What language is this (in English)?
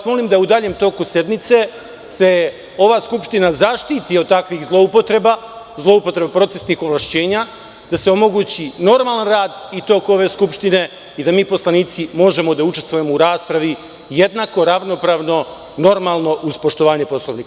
Serbian